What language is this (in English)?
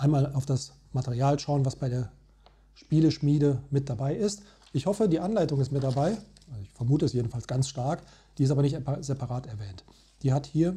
German